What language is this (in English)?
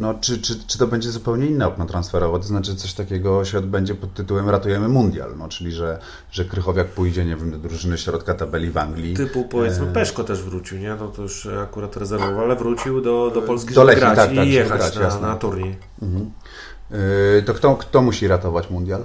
Polish